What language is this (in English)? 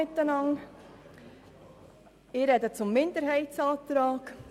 Swiss German